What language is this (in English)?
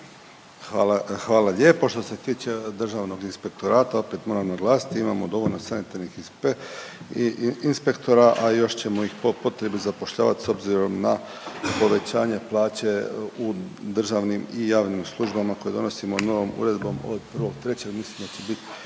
Croatian